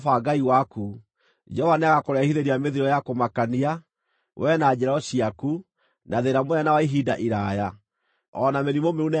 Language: Kikuyu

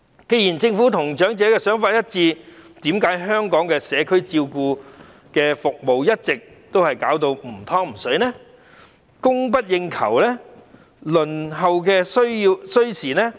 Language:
Cantonese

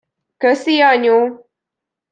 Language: Hungarian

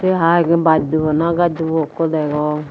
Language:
Chakma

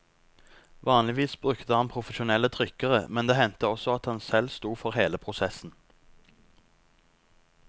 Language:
Norwegian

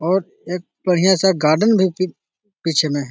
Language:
Magahi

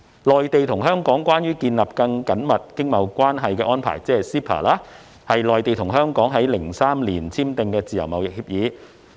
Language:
Cantonese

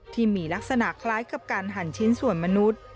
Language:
Thai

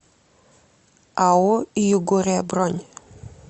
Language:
Russian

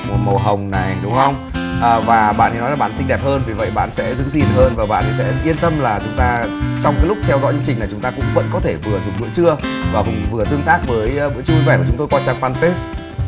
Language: Vietnamese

